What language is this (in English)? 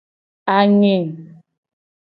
Gen